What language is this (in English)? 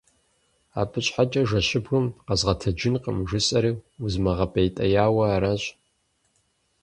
Kabardian